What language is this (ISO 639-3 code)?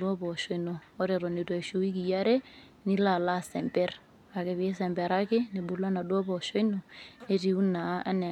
mas